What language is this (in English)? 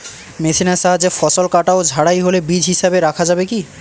Bangla